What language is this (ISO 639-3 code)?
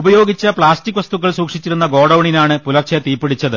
mal